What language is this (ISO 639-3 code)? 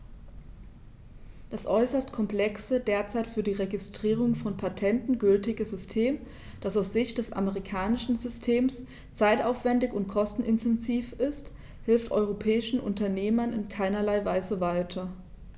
deu